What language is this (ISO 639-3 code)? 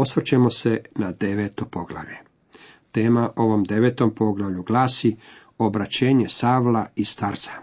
hrv